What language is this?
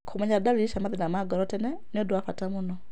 Kikuyu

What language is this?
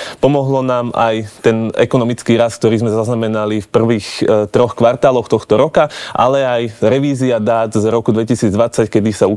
Slovak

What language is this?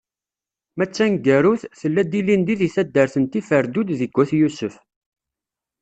Kabyle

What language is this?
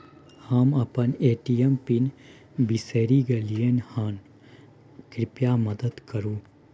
Maithili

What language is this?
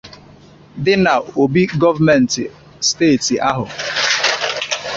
Igbo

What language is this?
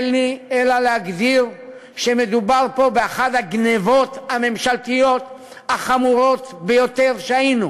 Hebrew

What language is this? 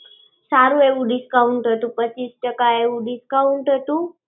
Gujarati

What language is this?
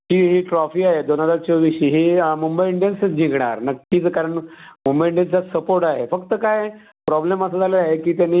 Marathi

